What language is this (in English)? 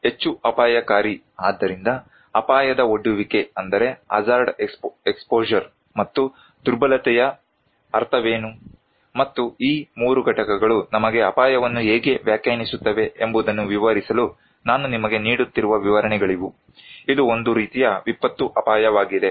Kannada